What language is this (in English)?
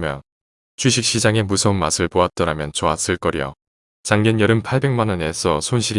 Korean